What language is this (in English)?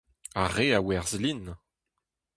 Breton